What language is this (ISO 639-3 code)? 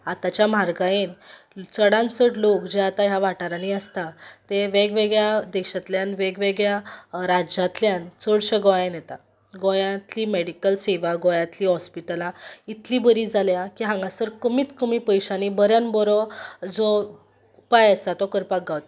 kok